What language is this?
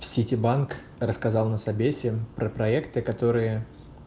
Russian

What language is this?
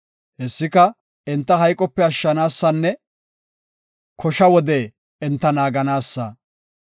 Gofa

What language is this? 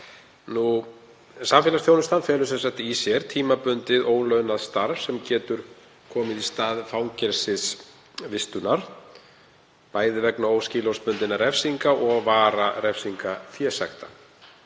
Icelandic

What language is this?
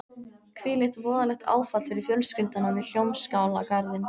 Icelandic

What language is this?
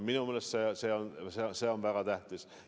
Estonian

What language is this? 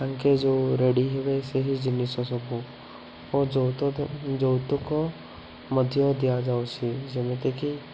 Odia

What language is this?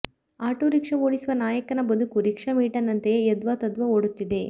Kannada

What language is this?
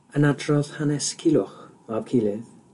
Welsh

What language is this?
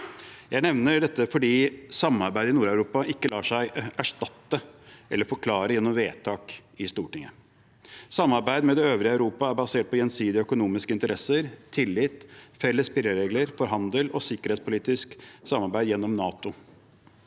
Norwegian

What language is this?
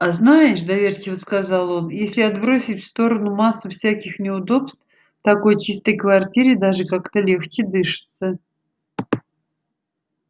Russian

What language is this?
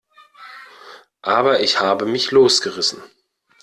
German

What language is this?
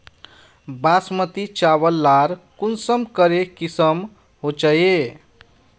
Magahi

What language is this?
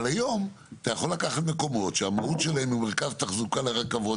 Hebrew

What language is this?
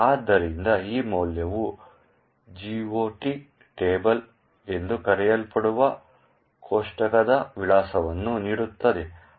Kannada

